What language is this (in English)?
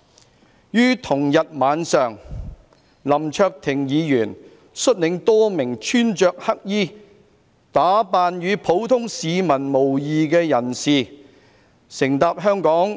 Cantonese